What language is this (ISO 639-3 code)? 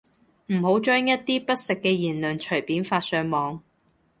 yue